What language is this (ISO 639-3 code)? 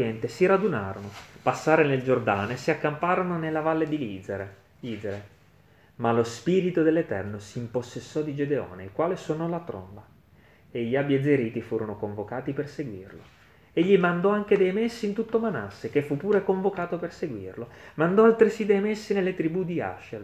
ita